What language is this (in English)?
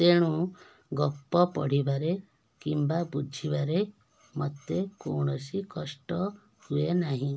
Odia